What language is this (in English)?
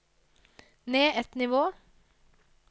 Norwegian